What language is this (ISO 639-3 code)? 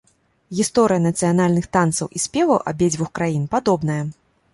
bel